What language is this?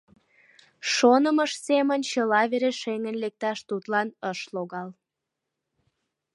Mari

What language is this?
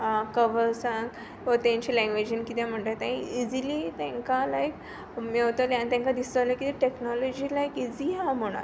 Konkani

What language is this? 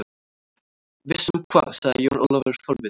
Icelandic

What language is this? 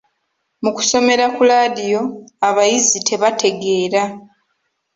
Ganda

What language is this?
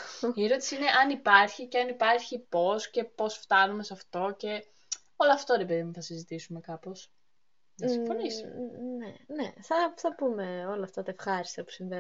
Greek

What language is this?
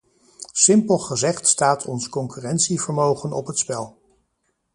Dutch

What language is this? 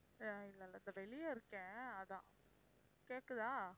Tamil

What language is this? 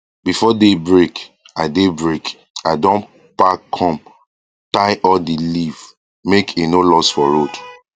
Nigerian Pidgin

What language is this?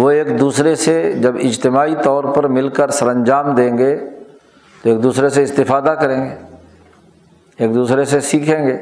Urdu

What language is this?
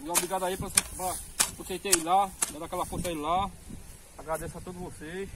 Portuguese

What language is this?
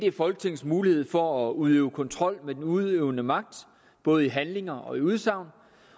Danish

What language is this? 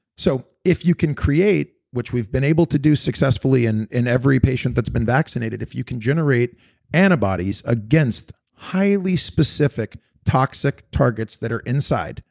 English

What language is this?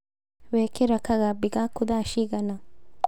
Kikuyu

